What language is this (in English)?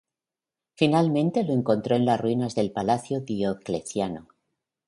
Spanish